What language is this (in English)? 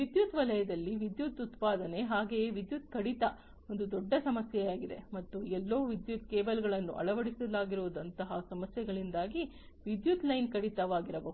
Kannada